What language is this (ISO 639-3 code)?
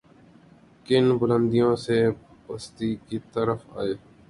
urd